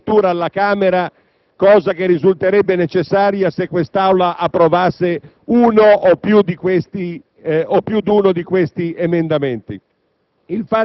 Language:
Italian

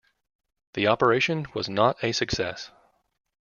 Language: English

